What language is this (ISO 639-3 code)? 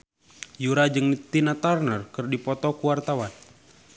sun